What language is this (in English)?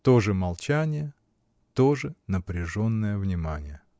Russian